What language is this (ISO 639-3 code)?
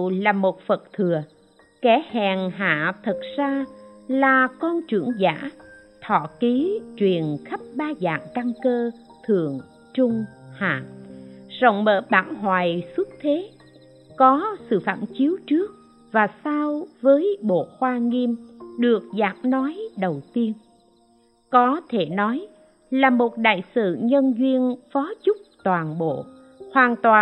vie